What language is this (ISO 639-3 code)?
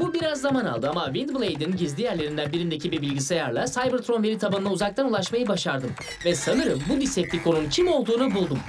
tur